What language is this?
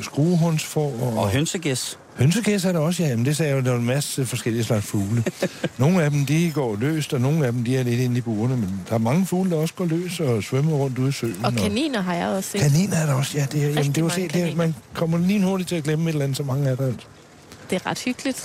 Danish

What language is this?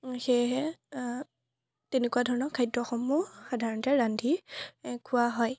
Assamese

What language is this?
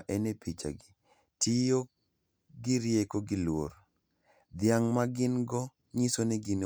Luo (Kenya and Tanzania)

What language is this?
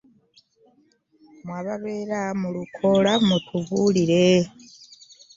Ganda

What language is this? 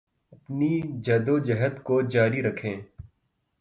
Urdu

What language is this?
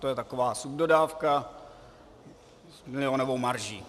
Czech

